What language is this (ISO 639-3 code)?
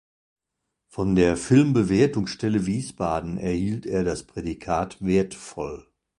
deu